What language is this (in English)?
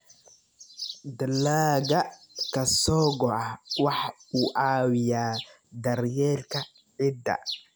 Somali